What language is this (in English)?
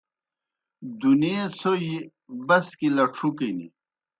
Kohistani Shina